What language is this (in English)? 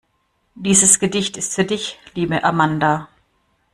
German